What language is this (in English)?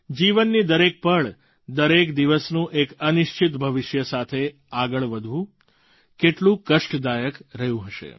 Gujarati